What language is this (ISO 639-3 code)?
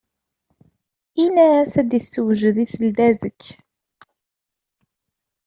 kab